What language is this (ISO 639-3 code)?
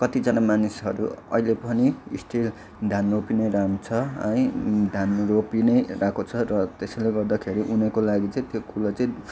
nep